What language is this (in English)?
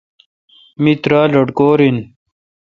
Kalkoti